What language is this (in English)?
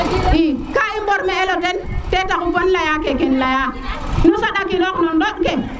Serer